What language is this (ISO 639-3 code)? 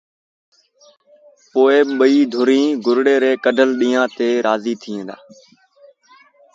sbn